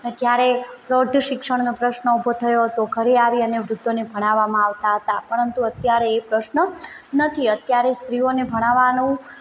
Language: Gujarati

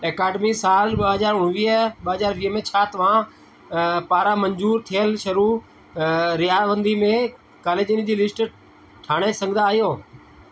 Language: Sindhi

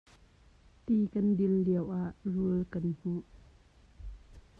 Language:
Hakha Chin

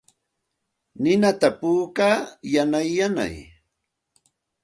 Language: Santa Ana de Tusi Pasco Quechua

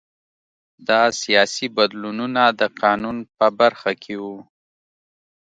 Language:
Pashto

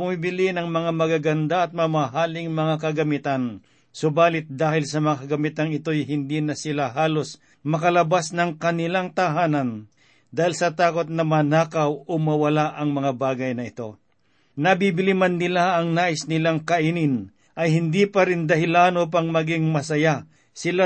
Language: Filipino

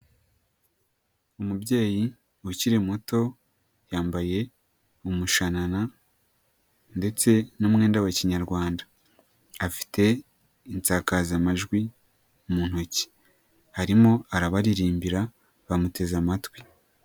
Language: Kinyarwanda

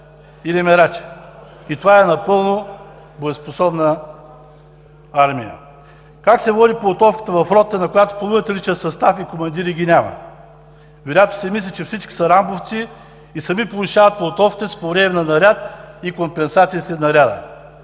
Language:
Bulgarian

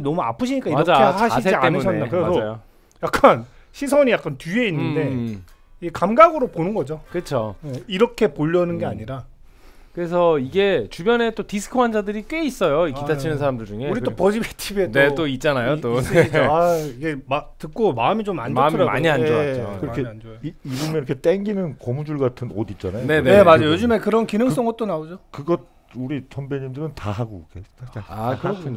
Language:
Korean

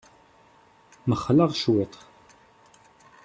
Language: Kabyle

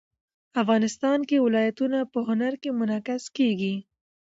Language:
Pashto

